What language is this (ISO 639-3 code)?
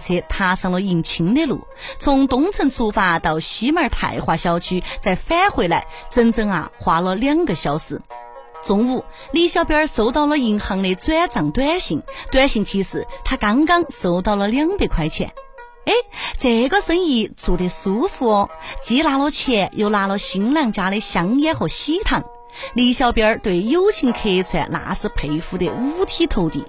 zho